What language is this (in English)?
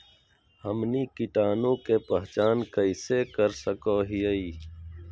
Magahi